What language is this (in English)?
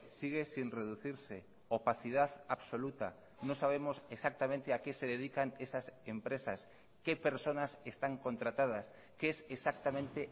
Spanish